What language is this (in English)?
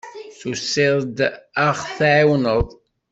Kabyle